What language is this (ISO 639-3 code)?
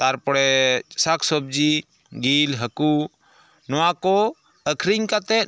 sat